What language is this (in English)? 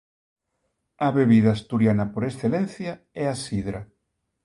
Galician